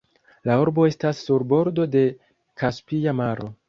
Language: Esperanto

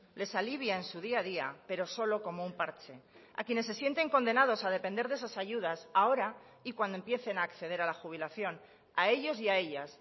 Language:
Spanish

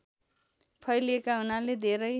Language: Nepali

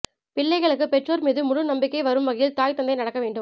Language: Tamil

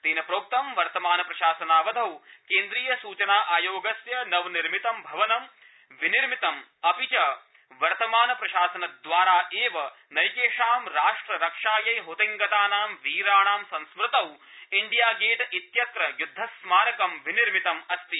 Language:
Sanskrit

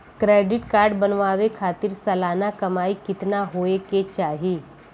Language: Bhojpuri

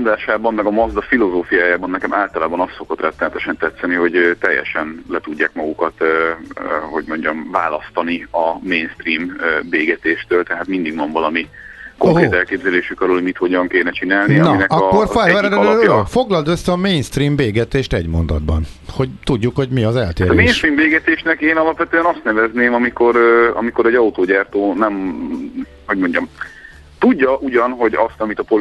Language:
Hungarian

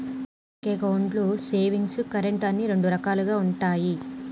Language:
Telugu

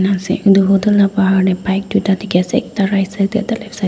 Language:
Naga Pidgin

